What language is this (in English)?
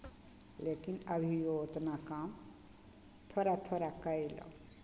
Maithili